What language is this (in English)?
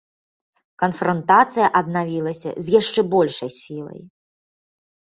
Belarusian